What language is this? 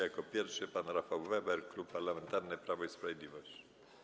Polish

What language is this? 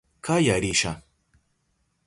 Southern Pastaza Quechua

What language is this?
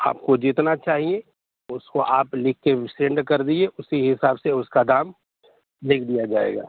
Urdu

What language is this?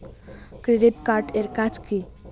Bangla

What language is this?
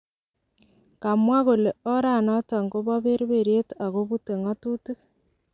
Kalenjin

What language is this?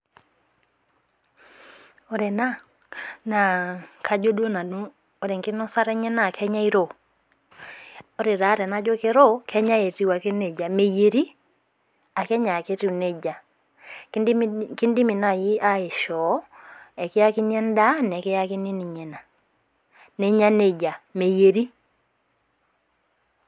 Masai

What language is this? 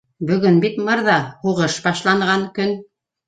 Bashkir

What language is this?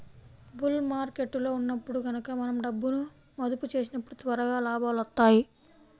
Telugu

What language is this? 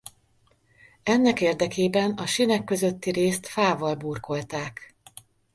Hungarian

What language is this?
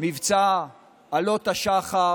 Hebrew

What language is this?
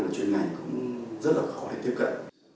Vietnamese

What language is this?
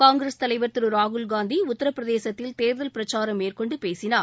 Tamil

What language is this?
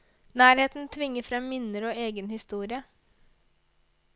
Norwegian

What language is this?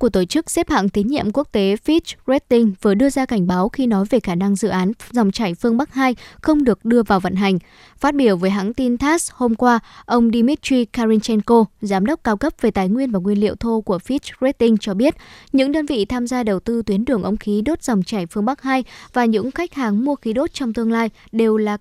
Vietnamese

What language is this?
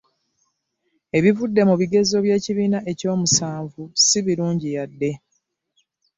Ganda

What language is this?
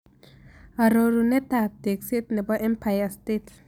Kalenjin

